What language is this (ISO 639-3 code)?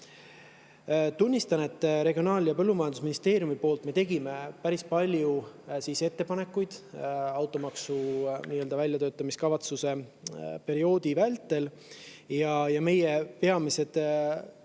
est